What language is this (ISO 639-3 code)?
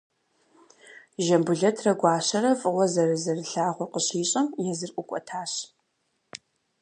kbd